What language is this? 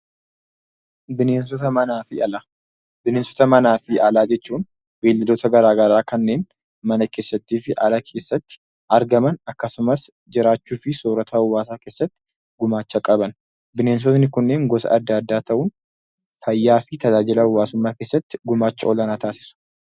Oromo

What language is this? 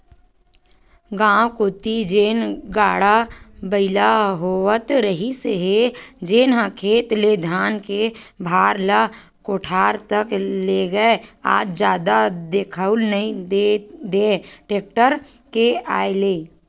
Chhattisgarhi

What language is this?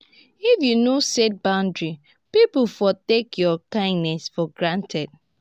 Nigerian Pidgin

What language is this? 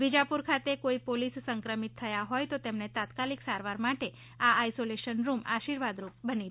Gujarati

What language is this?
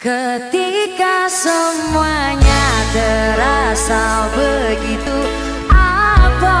Indonesian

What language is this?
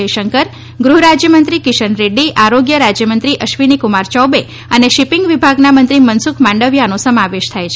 Gujarati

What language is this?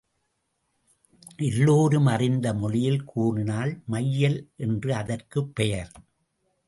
Tamil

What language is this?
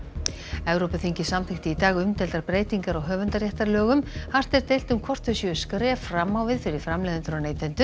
Icelandic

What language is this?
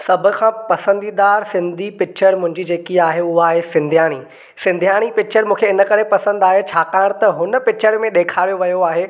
Sindhi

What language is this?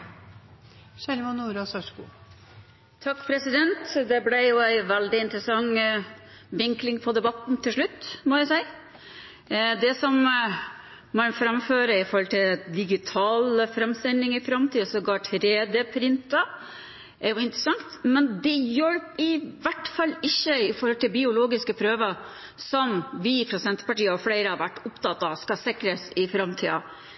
Norwegian Bokmål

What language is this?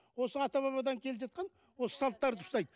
Kazakh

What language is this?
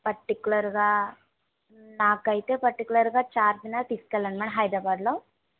Telugu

